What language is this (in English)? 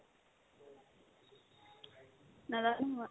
Assamese